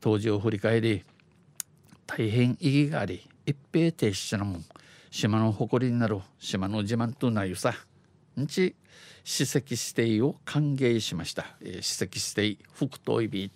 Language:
Japanese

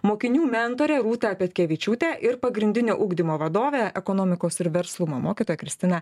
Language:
Lithuanian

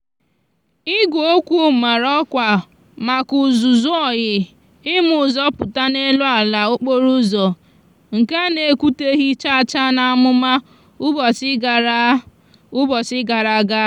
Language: Igbo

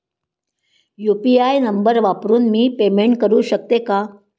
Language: Marathi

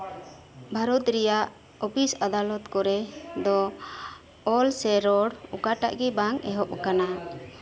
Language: Santali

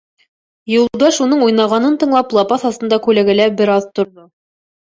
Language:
Bashkir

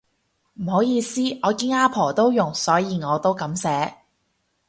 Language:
Cantonese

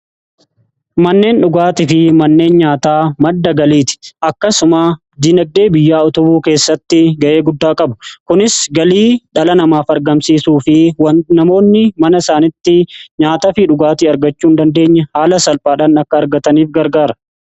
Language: Oromo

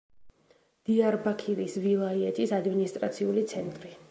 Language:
Georgian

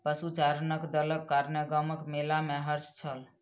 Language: Maithili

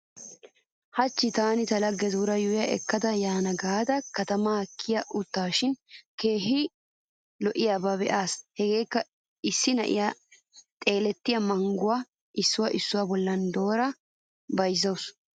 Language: Wolaytta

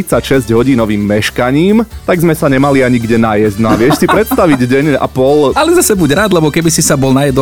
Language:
Slovak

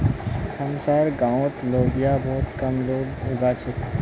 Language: Magahi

